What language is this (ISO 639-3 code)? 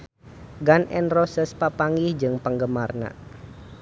sun